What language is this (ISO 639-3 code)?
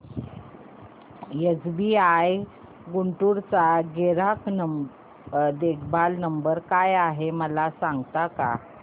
mar